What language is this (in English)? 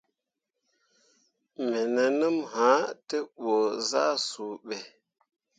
Mundang